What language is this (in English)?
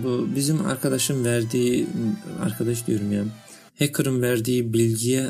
Turkish